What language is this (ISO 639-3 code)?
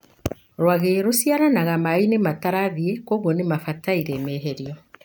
kik